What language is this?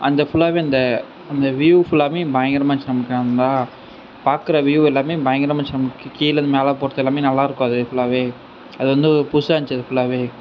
Tamil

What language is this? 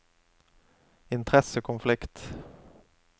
Norwegian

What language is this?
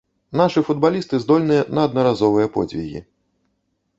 Belarusian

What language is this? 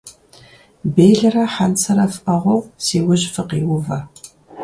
Kabardian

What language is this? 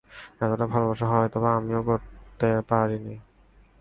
Bangla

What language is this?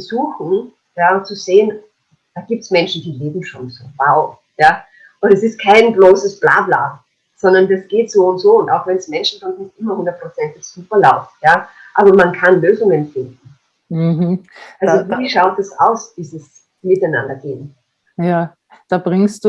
German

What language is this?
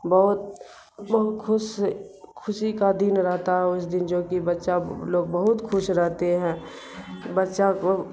Urdu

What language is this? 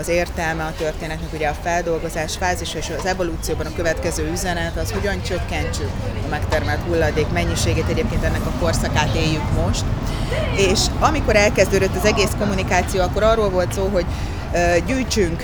Hungarian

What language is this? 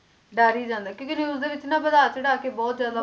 Punjabi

